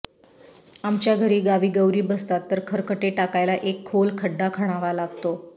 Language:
Marathi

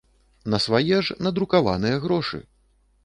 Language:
Belarusian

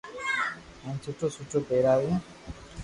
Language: Loarki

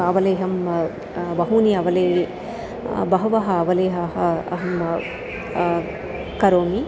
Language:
Sanskrit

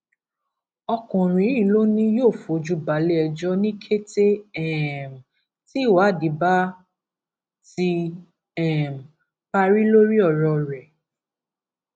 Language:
Yoruba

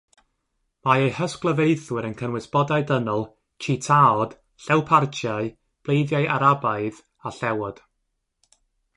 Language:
Welsh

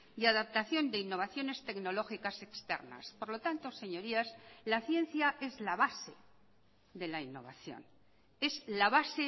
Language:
Spanish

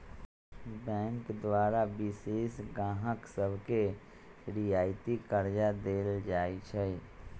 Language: Magahi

